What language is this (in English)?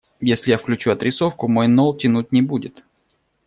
Russian